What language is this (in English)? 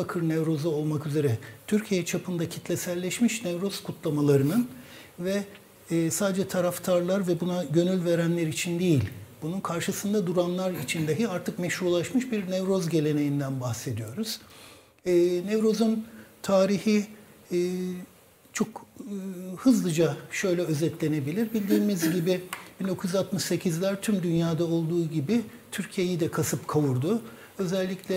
Turkish